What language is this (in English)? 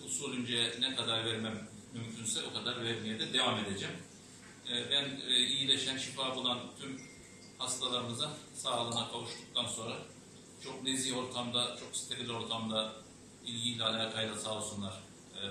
Turkish